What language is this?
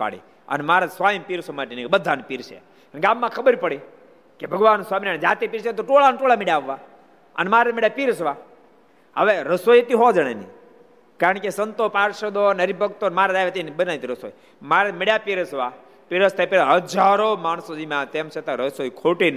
Gujarati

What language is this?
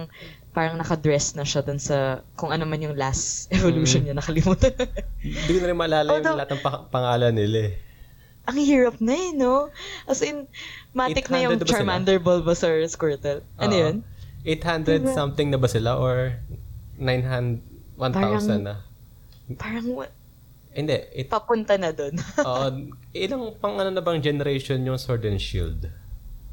Filipino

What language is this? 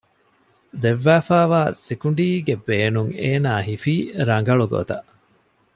Divehi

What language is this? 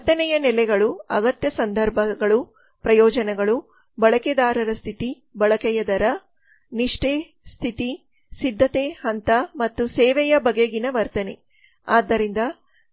Kannada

